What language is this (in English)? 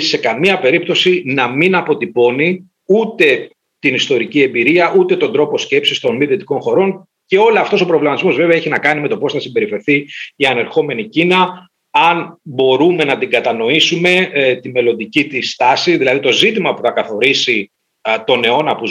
Greek